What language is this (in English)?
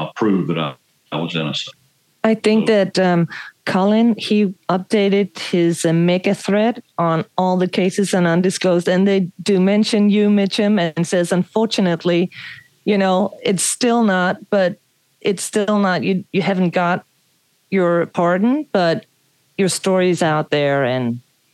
English